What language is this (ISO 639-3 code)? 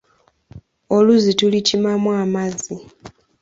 lug